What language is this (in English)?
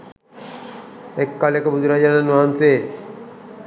Sinhala